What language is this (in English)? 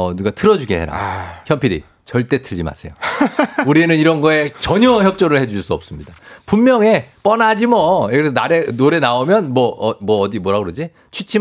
Korean